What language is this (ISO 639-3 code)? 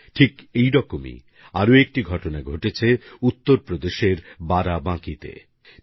ben